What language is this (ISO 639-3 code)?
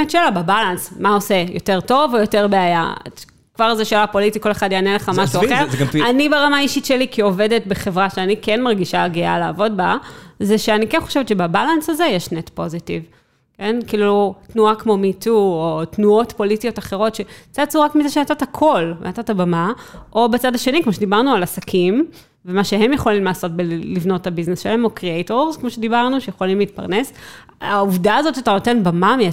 heb